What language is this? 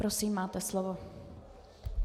Czech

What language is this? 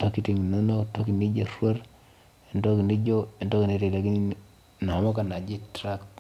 Masai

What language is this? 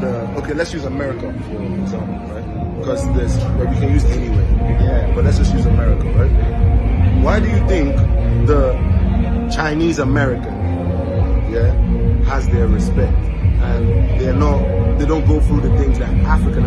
English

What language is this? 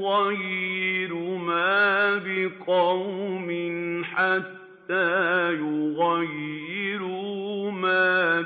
Arabic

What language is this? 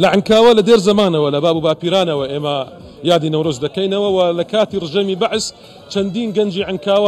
Arabic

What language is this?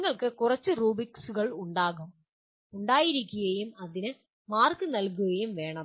Malayalam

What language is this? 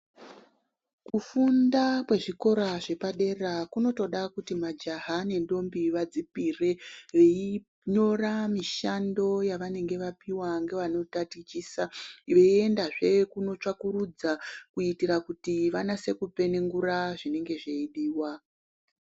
Ndau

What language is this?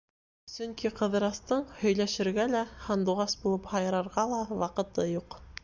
Bashkir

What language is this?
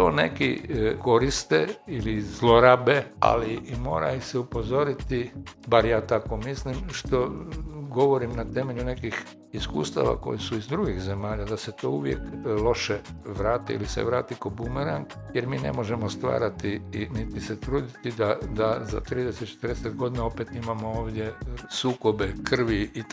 Croatian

